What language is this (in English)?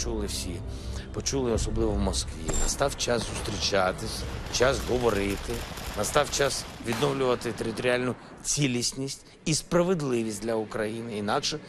Greek